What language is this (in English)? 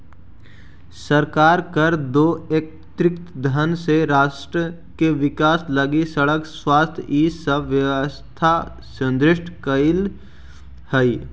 Magahi